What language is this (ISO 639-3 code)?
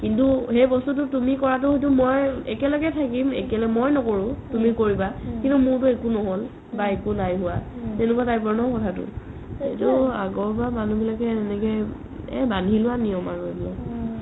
asm